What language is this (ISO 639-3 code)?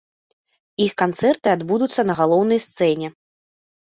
bel